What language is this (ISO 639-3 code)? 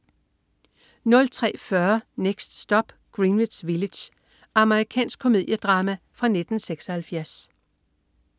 dan